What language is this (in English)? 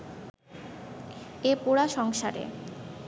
Bangla